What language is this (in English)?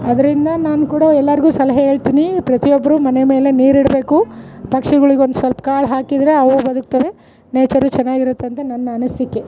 Kannada